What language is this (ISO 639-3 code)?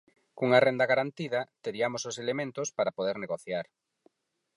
glg